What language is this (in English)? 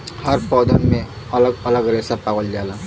Bhojpuri